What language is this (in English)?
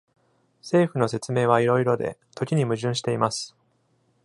Japanese